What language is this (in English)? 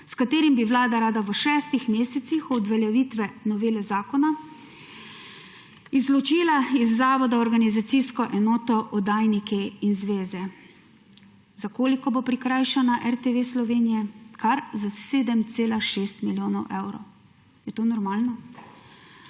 Slovenian